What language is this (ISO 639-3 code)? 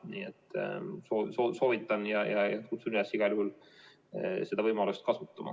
est